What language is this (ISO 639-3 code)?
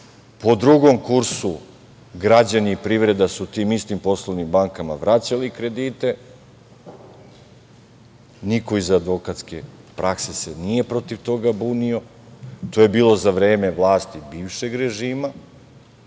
srp